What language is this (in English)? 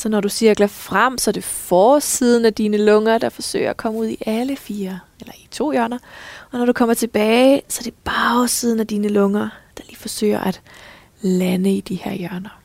Danish